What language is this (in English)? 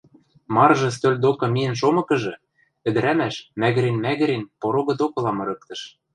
Western Mari